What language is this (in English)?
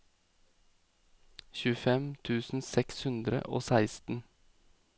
Norwegian